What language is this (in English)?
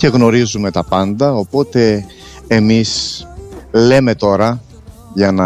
Greek